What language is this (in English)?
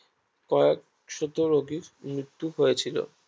Bangla